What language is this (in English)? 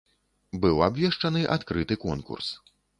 Belarusian